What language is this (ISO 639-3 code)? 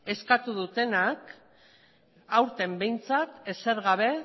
eus